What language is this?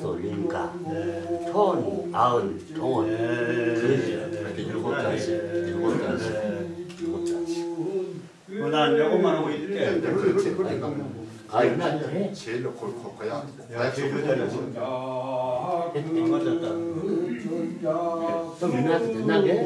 Korean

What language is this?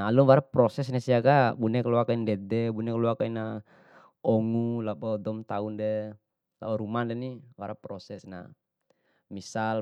Bima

